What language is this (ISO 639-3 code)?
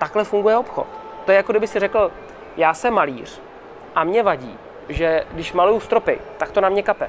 ces